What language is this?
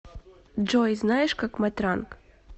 Russian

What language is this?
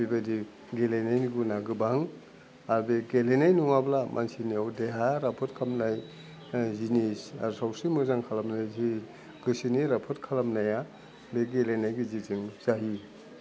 Bodo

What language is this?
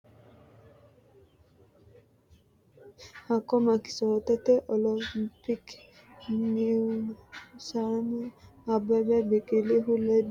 Sidamo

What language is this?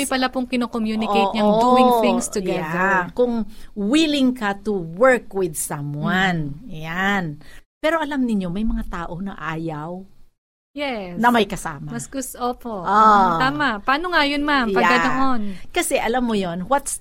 Filipino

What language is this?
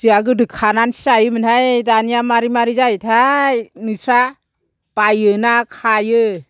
Bodo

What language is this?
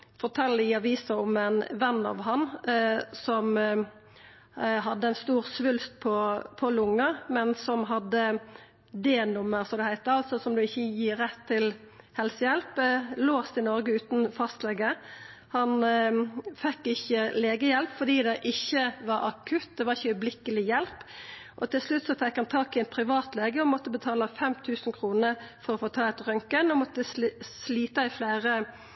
Norwegian Nynorsk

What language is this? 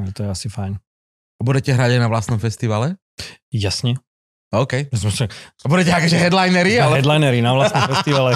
Slovak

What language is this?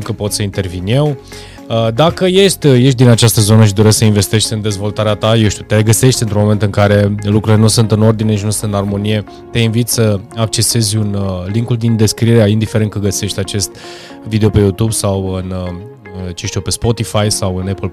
Romanian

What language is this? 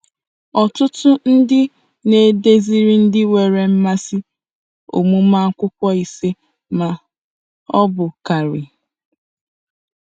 Igbo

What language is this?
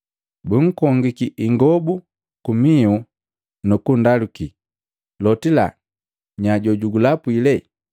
Matengo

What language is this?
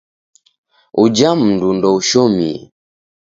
Taita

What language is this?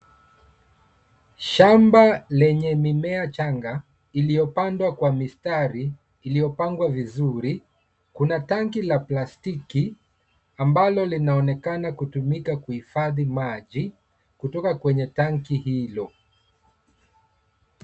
Swahili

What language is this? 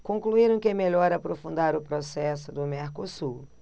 Portuguese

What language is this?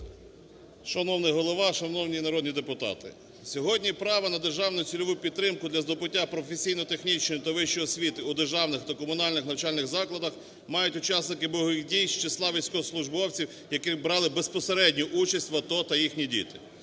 Ukrainian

